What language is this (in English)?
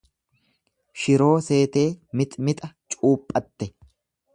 Oromo